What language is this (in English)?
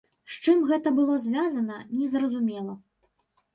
Belarusian